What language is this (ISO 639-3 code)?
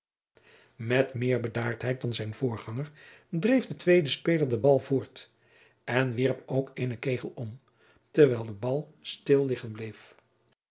nld